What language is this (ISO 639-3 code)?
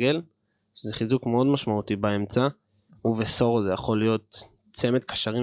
heb